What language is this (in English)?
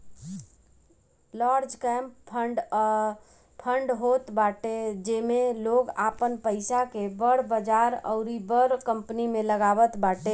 Bhojpuri